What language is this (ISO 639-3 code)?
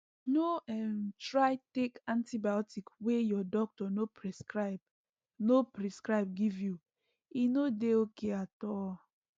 pcm